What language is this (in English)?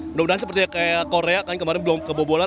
Indonesian